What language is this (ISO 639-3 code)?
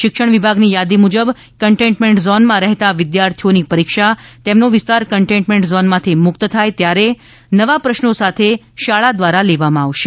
guj